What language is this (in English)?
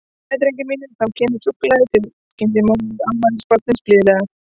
Icelandic